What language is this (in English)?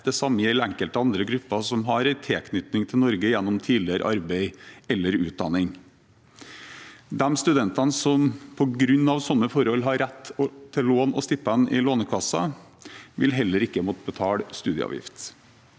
Norwegian